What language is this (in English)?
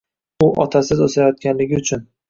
Uzbek